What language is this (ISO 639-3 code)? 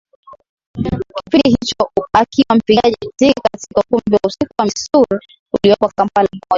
swa